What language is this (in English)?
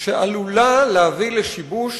Hebrew